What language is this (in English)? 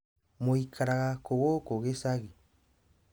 Kikuyu